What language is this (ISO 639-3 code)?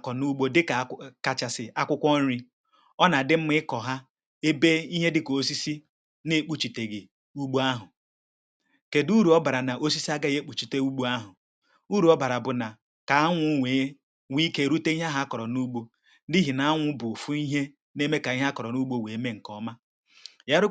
ibo